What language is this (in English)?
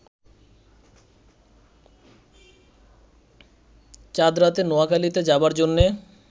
Bangla